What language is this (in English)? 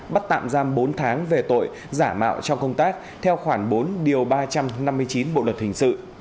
Vietnamese